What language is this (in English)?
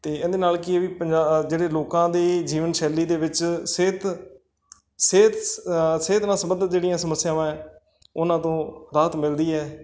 Punjabi